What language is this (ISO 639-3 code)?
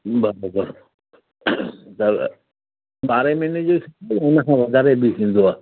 snd